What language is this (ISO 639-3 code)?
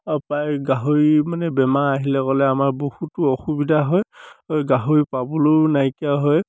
asm